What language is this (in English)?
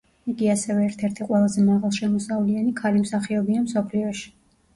Georgian